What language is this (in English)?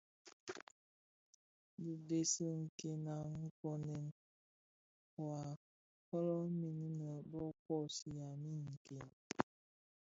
Bafia